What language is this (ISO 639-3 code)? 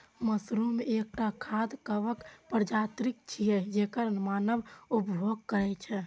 mai